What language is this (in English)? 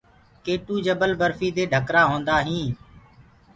Gurgula